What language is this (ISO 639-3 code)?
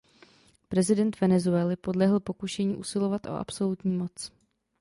ces